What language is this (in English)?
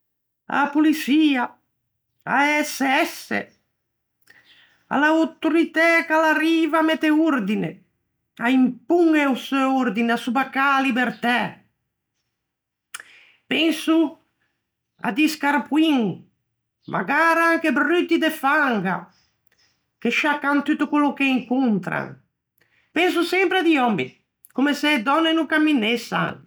Ligurian